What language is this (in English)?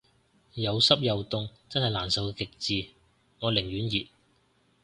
Cantonese